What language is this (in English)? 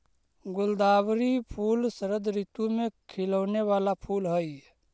Magahi